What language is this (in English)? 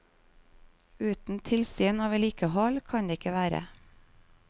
Norwegian